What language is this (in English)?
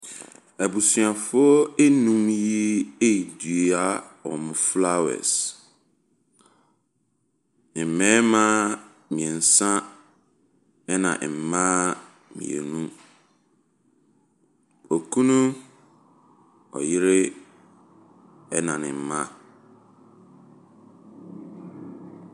Akan